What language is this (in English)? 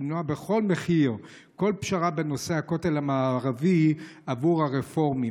Hebrew